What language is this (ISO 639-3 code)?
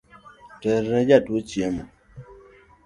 luo